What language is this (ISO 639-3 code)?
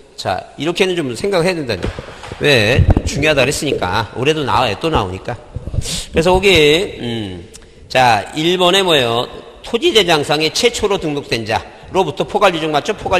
kor